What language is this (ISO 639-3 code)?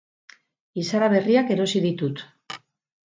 eus